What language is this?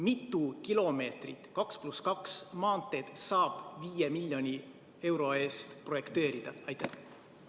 Estonian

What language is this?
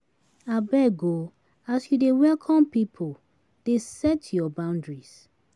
Nigerian Pidgin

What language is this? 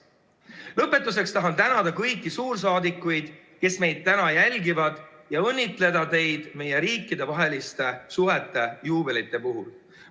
Estonian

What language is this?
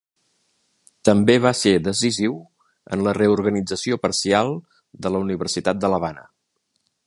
Catalan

